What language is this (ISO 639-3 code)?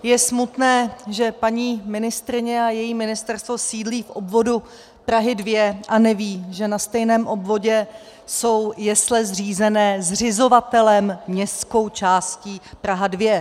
ces